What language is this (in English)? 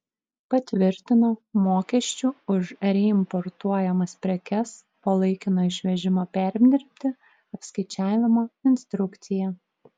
Lithuanian